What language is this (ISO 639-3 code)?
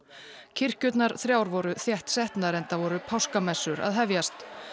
isl